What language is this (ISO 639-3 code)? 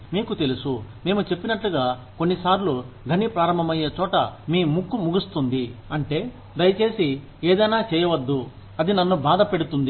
tel